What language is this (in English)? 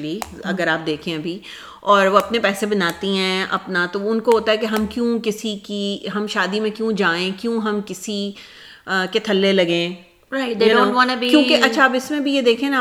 Urdu